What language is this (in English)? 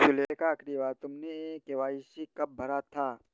Hindi